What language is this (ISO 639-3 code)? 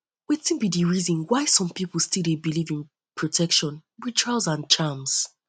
pcm